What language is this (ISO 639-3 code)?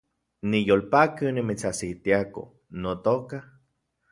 ncx